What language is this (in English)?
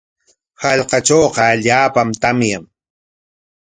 Corongo Ancash Quechua